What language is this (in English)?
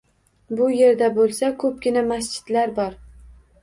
Uzbek